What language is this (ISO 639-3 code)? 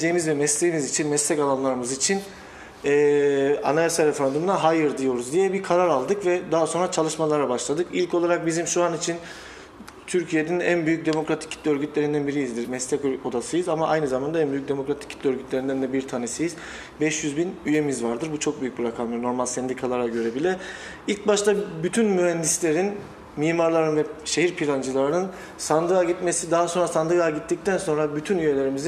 tur